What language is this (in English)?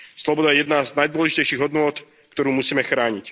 Slovak